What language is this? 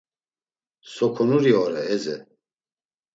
Laz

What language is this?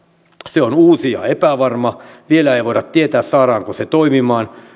Finnish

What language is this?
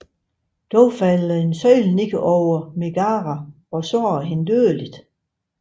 Danish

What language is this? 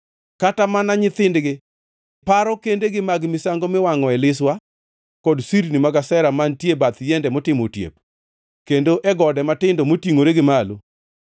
Luo (Kenya and Tanzania)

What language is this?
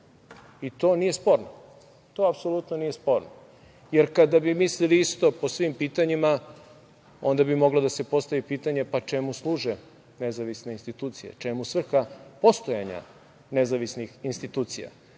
Serbian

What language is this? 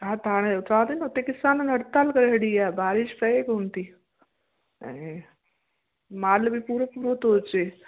Sindhi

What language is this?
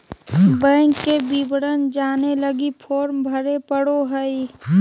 Magahi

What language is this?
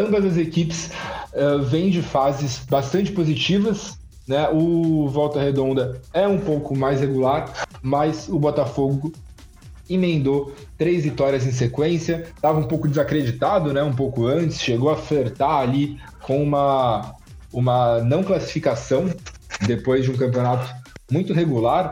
Portuguese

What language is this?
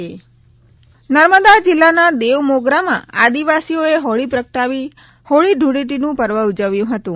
Gujarati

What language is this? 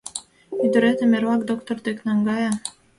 Mari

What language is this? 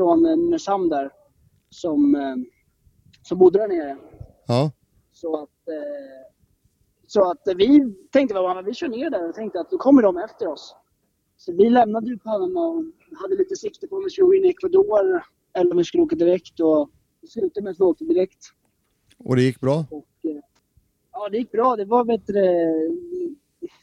Swedish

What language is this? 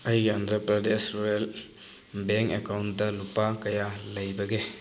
Manipuri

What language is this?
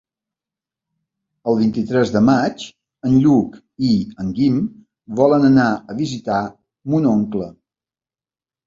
Catalan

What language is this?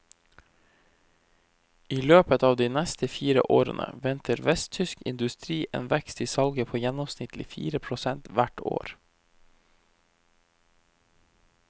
Norwegian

